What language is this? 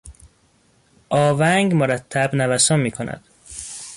Persian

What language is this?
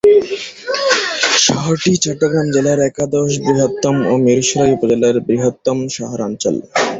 Bangla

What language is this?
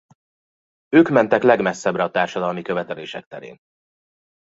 Hungarian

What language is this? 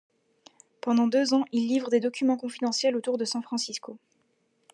French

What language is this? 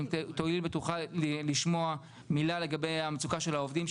Hebrew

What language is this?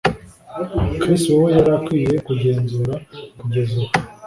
Kinyarwanda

